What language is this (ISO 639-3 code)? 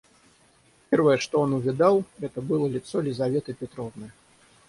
rus